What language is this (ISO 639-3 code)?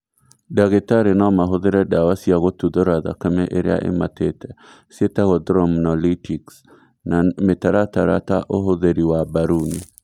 kik